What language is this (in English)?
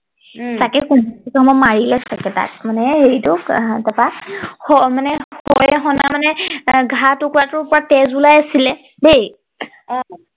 Assamese